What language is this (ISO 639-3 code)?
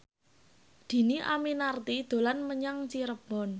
jav